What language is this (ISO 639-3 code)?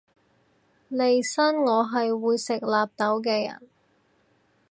yue